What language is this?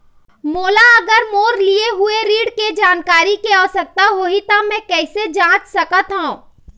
Chhattisgarhi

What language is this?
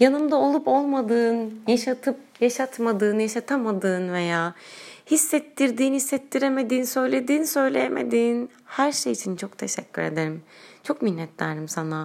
Turkish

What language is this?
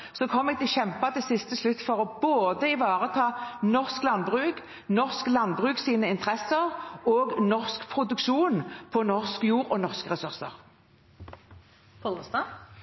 Norwegian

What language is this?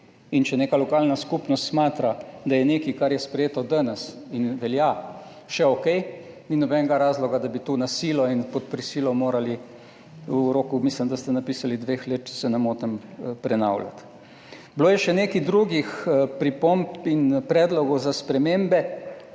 Slovenian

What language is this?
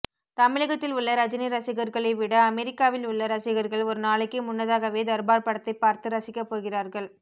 Tamil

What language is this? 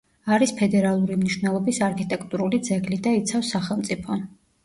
Georgian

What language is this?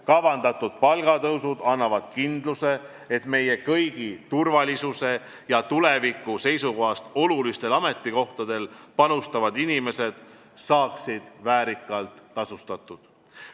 Estonian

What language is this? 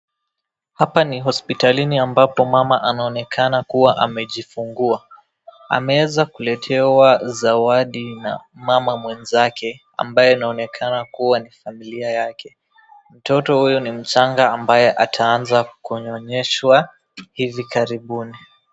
Swahili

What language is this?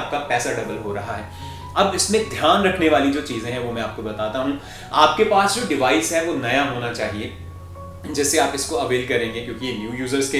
Hindi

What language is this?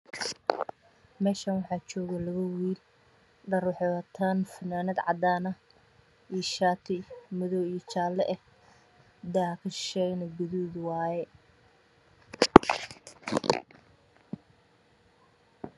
Somali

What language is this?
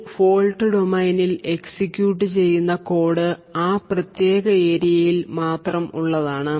Malayalam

